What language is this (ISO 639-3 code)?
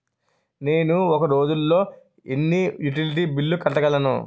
tel